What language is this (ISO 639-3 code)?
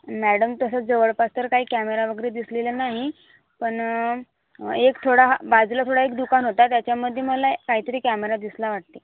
mar